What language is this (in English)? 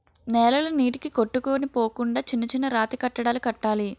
Telugu